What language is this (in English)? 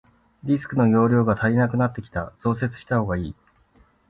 Japanese